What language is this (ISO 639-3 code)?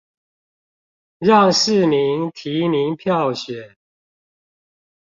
zho